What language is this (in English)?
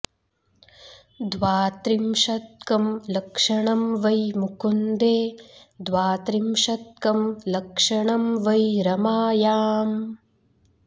Sanskrit